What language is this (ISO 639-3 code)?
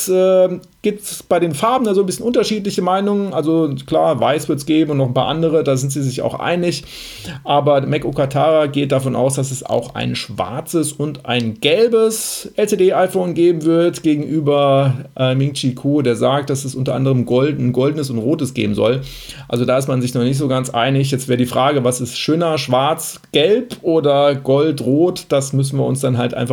deu